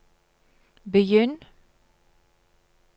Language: Norwegian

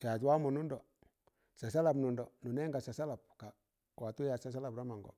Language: Tangale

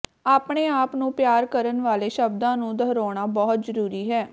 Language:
Punjabi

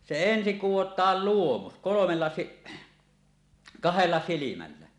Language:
Finnish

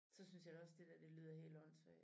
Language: Danish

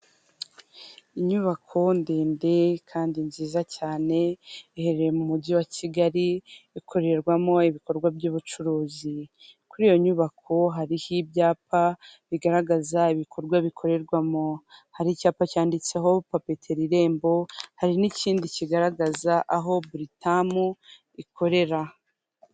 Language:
Kinyarwanda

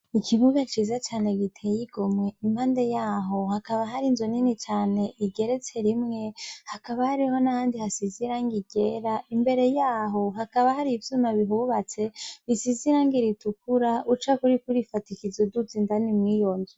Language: Rundi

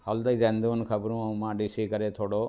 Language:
Sindhi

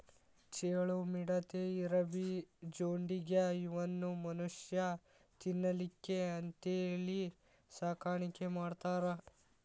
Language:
Kannada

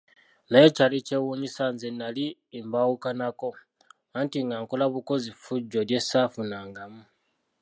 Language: Ganda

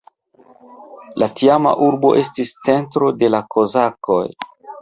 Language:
Esperanto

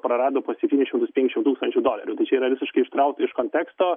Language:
Lithuanian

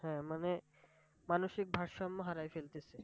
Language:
Bangla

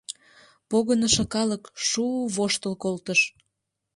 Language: Mari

